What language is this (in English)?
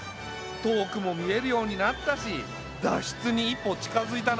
Japanese